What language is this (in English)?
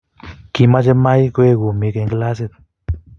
Kalenjin